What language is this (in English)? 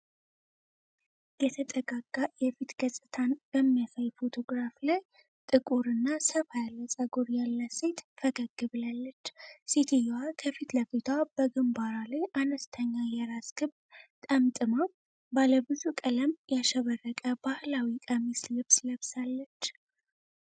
Amharic